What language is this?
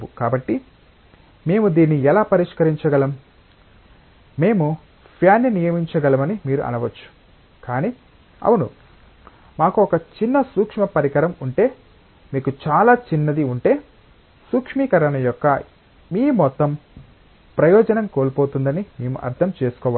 Telugu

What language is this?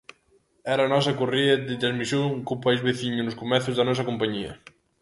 Galician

